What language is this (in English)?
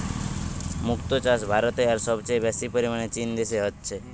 Bangla